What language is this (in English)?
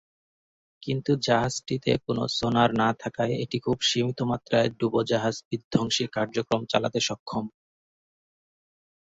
Bangla